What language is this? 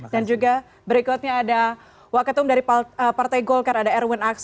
Indonesian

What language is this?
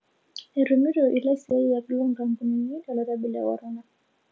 Masai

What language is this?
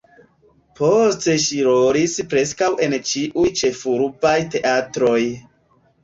Esperanto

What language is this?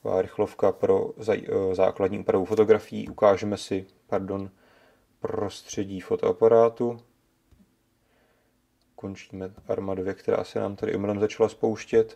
Czech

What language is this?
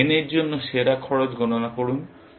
Bangla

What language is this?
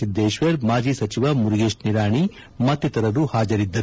Kannada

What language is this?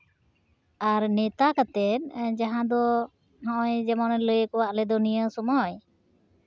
Santali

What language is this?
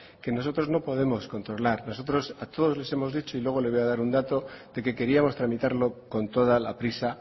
Spanish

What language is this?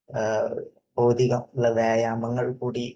Malayalam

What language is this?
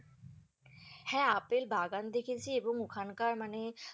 Bangla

